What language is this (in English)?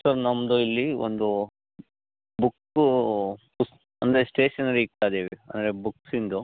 Kannada